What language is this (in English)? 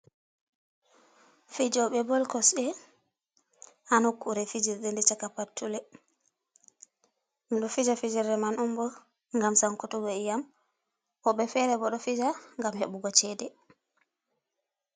Fula